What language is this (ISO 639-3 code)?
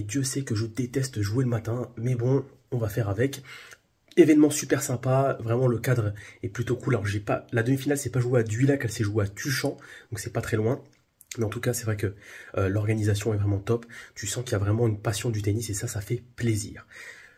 fra